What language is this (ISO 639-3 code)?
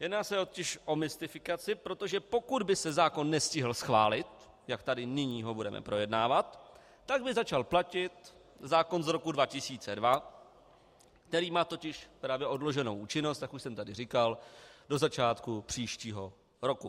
ces